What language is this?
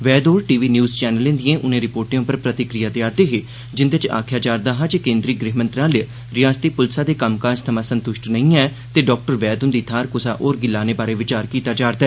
Dogri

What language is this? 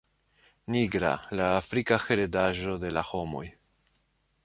Esperanto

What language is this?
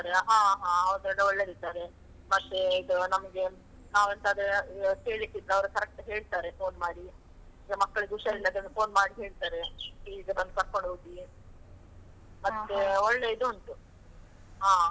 Kannada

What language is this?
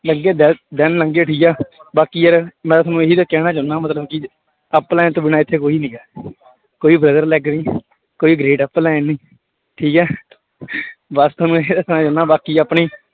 Punjabi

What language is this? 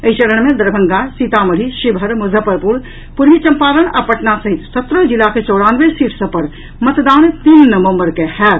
Maithili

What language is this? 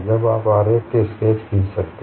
Hindi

